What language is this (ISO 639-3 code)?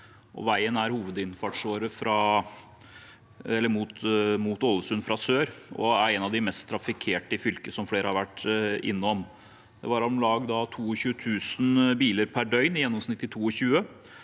nor